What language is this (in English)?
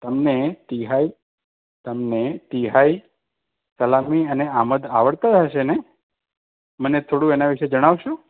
Gujarati